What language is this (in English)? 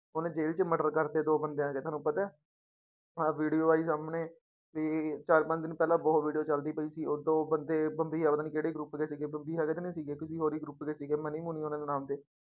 Punjabi